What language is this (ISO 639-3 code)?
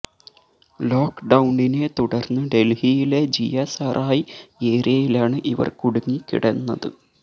mal